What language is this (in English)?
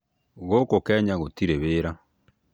Kikuyu